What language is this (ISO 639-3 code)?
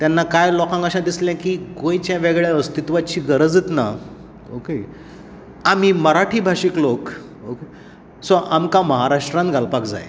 kok